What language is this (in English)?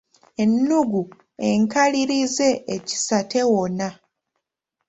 Ganda